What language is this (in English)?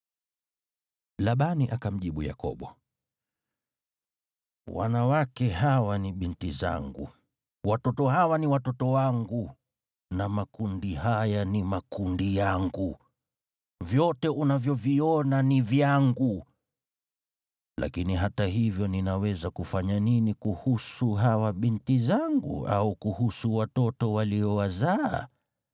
Swahili